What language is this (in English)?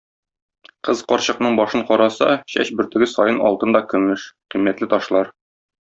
Tatar